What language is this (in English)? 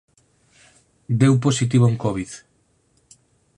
Galician